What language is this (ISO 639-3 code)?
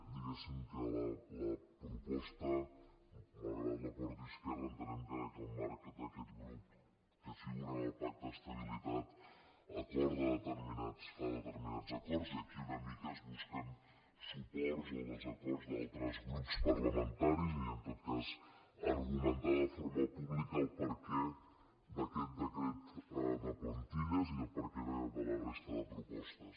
cat